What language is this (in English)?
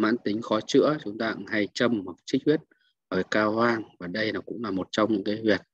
Vietnamese